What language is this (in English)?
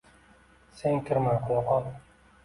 Uzbek